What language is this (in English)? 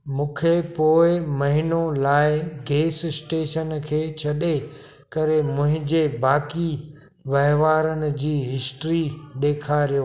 Sindhi